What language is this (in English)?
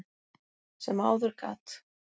Icelandic